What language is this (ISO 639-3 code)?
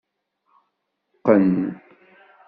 kab